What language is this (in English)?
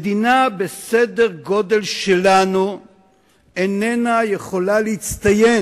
Hebrew